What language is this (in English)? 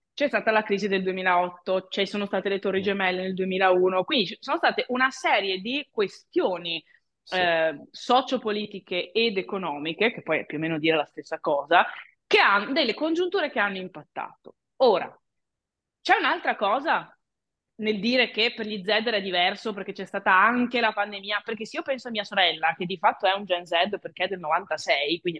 Italian